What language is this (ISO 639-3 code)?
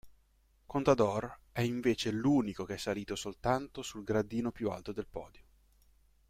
ita